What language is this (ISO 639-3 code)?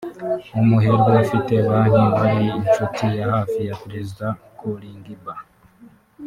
kin